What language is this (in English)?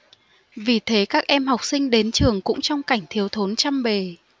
Vietnamese